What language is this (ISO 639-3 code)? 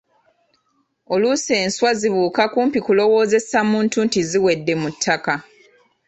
lug